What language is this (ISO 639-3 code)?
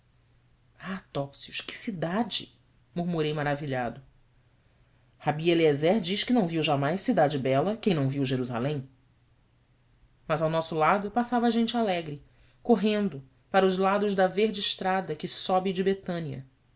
por